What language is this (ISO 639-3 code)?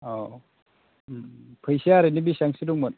brx